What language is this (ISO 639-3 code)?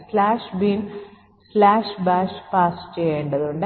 mal